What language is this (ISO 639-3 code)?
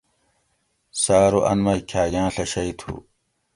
gwc